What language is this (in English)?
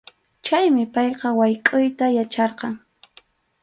Arequipa-La Unión Quechua